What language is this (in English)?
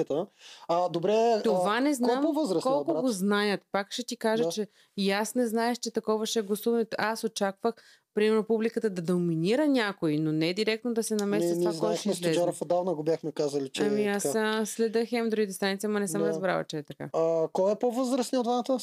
Bulgarian